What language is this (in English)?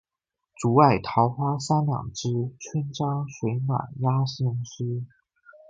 Chinese